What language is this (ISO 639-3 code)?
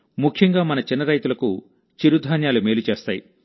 tel